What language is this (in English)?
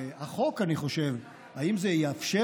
Hebrew